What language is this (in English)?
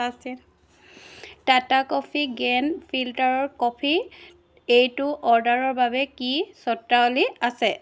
Assamese